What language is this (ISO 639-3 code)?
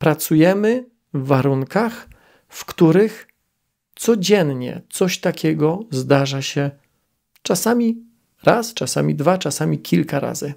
pol